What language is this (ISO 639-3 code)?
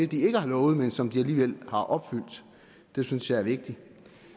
dan